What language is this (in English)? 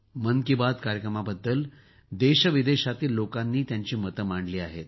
Marathi